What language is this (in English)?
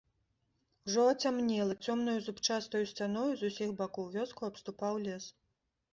Belarusian